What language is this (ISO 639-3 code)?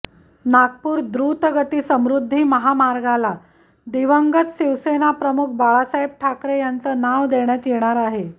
mar